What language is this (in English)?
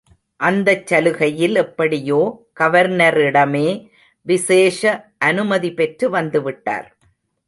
Tamil